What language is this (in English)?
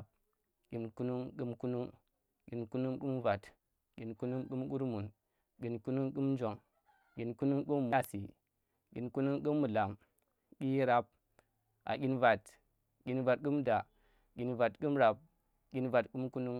Tera